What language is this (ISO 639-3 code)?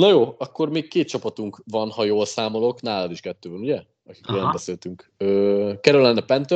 hun